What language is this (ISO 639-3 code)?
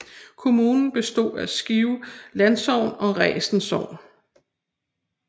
dan